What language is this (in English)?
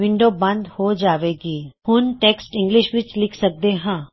Punjabi